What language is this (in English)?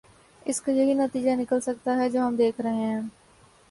Urdu